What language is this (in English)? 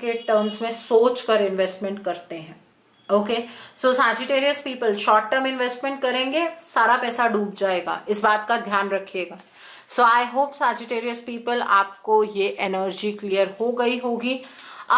Hindi